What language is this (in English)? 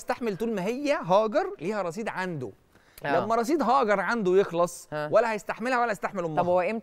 Arabic